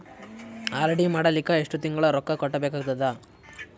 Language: Kannada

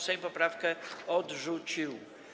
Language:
Polish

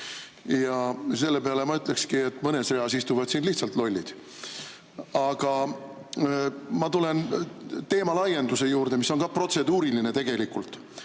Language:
Estonian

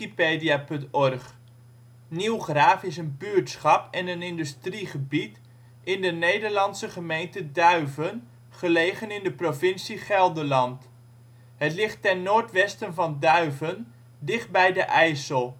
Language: Dutch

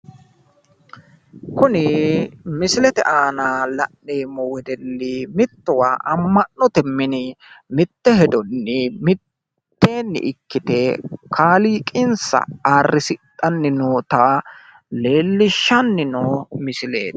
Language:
Sidamo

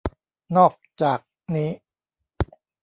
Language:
Thai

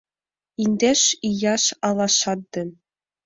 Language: Mari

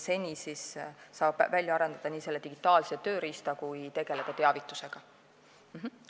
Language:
Estonian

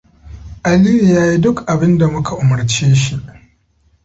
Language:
Hausa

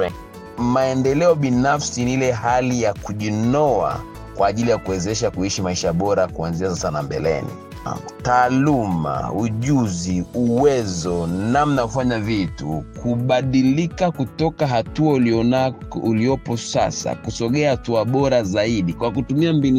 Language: Swahili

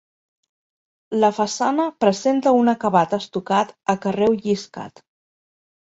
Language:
Catalan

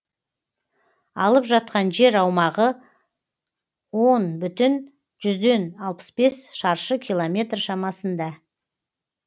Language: Kazakh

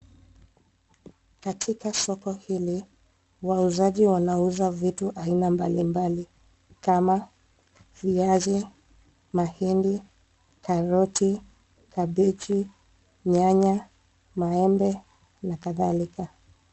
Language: Swahili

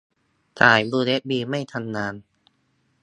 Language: Thai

